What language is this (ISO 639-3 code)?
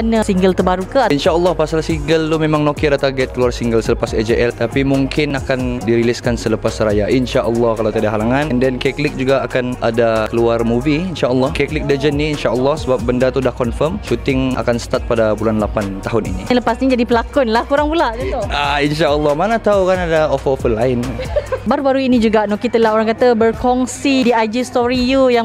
msa